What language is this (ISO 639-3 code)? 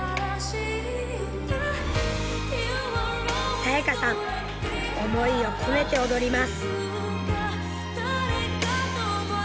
jpn